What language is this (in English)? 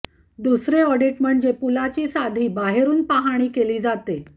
Marathi